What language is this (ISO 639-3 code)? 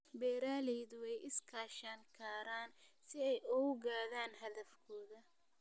som